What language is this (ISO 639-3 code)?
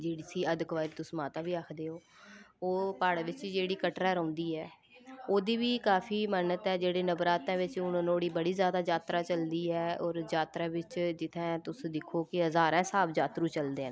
doi